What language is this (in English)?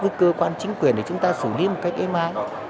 Vietnamese